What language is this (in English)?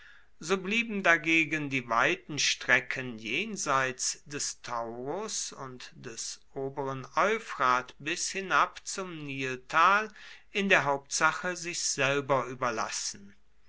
German